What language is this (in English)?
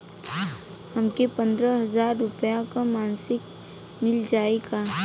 Bhojpuri